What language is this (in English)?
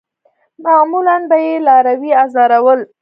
Pashto